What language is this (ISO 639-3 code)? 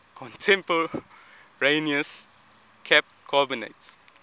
eng